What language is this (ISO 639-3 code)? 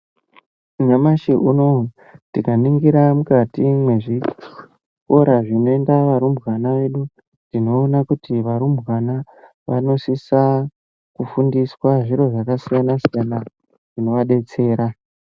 ndc